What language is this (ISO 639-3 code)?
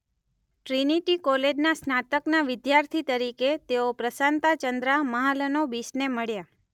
guj